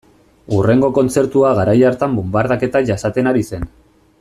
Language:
Basque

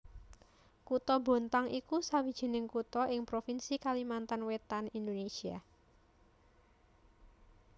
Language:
Javanese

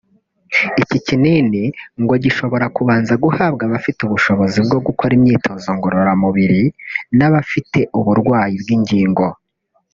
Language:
Kinyarwanda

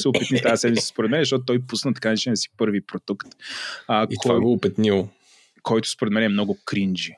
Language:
Bulgarian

